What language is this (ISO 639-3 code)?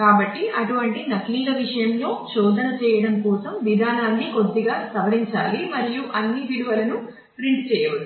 tel